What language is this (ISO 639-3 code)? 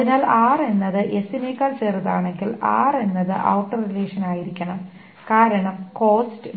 mal